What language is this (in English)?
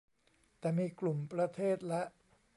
Thai